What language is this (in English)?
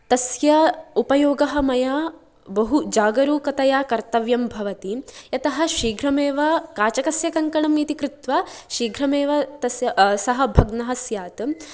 Sanskrit